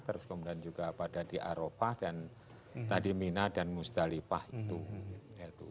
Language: Indonesian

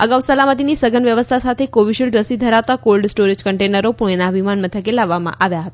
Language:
Gujarati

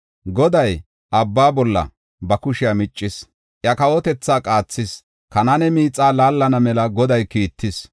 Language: Gofa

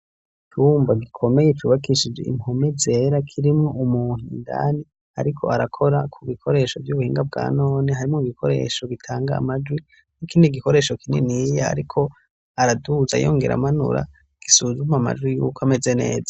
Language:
Rundi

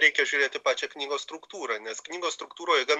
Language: Lithuanian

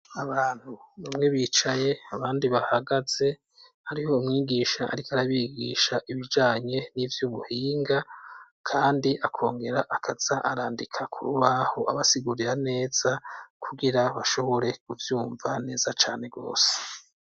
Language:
Rundi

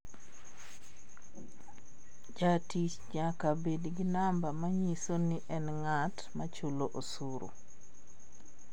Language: Luo (Kenya and Tanzania)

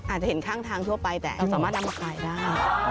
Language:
Thai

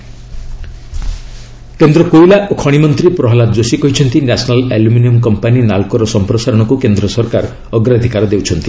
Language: Odia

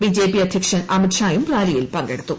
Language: Malayalam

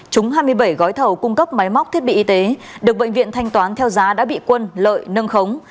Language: Vietnamese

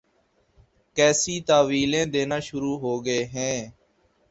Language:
Urdu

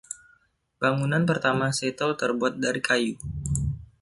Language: Indonesian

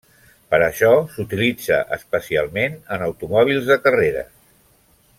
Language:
Catalan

